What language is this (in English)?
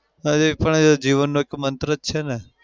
Gujarati